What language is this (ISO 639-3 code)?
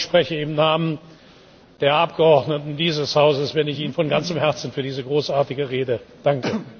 deu